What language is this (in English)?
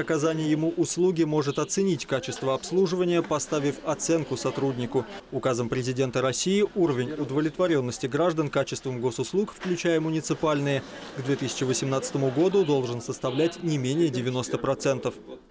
Russian